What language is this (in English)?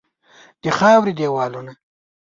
Pashto